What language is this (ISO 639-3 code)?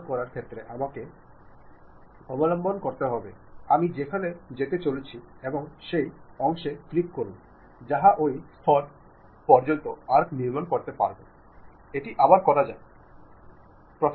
mal